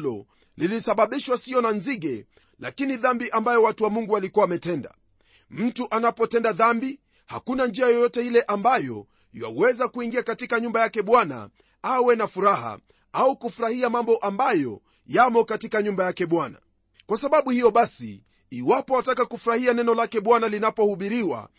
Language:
Swahili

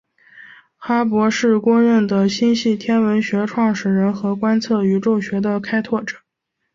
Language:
Chinese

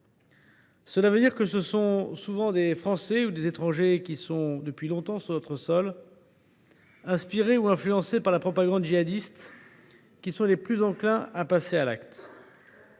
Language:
French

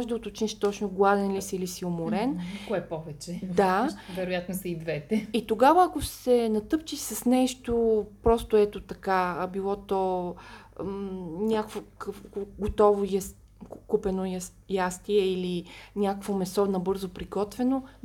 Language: Bulgarian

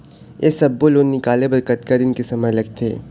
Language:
Chhattisgarhi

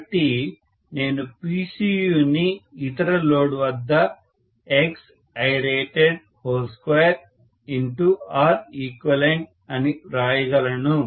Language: Telugu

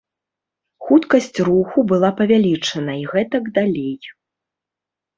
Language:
Belarusian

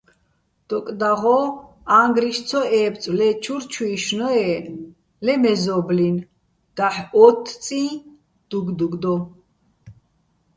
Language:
Bats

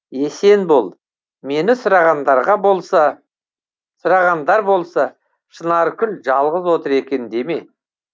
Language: Kazakh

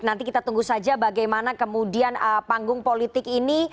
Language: Indonesian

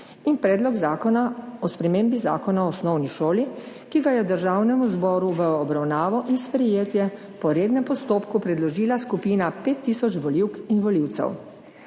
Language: Slovenian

